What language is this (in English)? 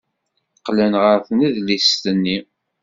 Kabyle